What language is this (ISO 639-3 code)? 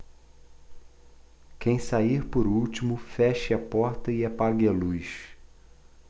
por